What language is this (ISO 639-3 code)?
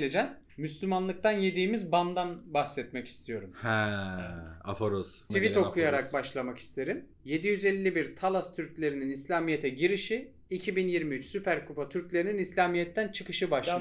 tur